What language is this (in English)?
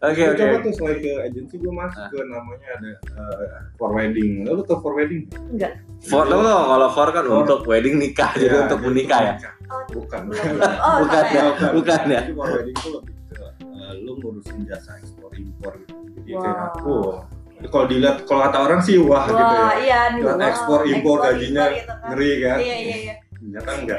Indonesian